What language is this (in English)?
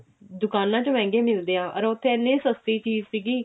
Punjabi